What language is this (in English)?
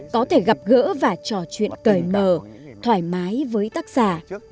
Vietnamese